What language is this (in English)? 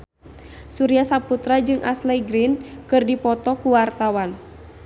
Sundanese